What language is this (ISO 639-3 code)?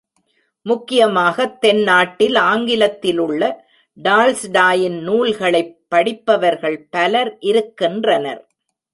tam